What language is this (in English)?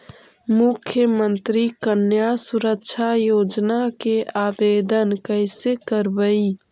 Magahi